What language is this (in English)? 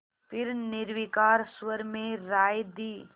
Hindi